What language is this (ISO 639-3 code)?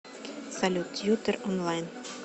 rus